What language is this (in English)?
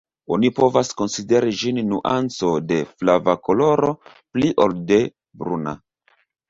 Esperanto